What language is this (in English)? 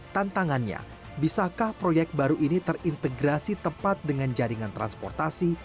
Indonesian